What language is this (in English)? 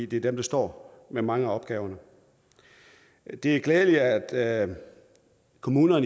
Danish